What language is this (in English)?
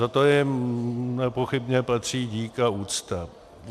Czech